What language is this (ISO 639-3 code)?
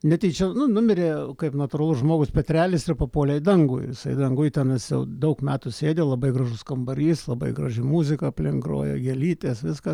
lit